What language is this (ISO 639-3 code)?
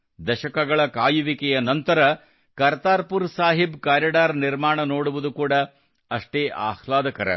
kan